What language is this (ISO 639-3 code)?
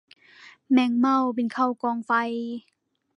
tha